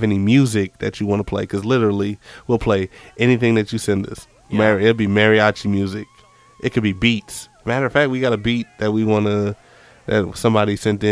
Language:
English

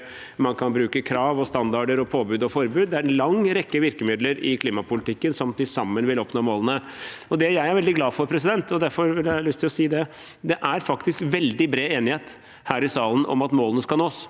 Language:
Norwegian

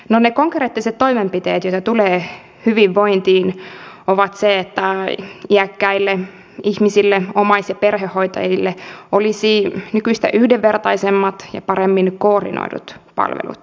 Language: Finnish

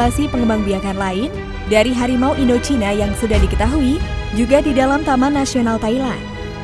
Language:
Indonesian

